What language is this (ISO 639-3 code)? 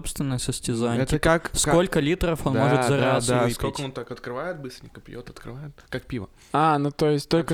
rus